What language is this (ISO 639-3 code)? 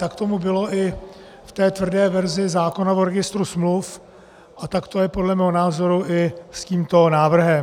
ces